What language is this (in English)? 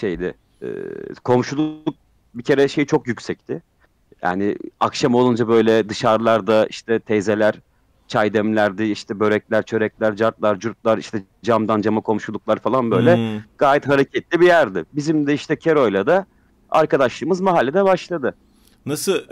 Turkish